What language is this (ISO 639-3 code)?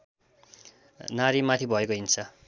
nep